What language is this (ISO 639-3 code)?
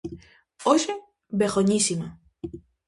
glg